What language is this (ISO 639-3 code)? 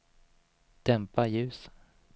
swe